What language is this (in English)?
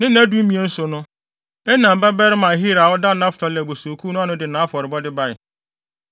Akan